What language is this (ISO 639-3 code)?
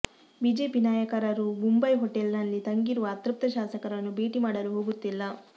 kan